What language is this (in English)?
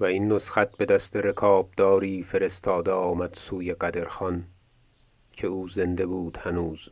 Persian